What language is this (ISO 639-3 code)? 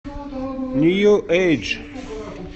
rus